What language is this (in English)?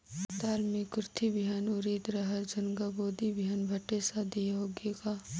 Chhattisgarhi